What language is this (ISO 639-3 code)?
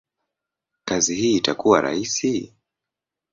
swa